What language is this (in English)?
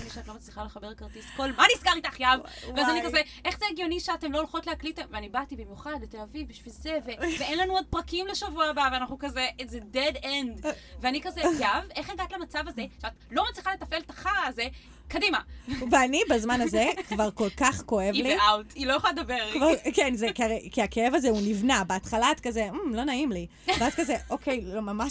Hebrew